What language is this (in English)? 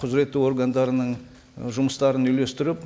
Kazakh